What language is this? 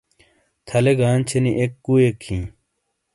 Shina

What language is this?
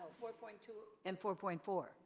English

